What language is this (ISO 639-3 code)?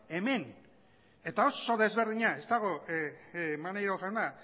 eus